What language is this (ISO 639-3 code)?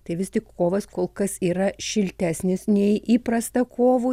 lit